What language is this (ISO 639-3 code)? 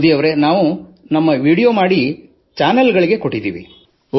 kan